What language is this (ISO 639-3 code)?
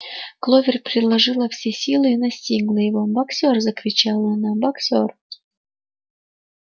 rus